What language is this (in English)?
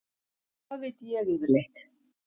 Icelandic